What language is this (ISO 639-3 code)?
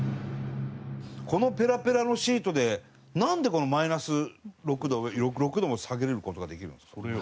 jpn